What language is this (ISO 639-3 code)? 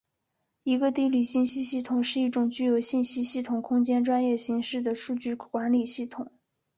zho